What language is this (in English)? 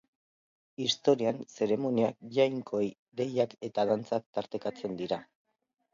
Basque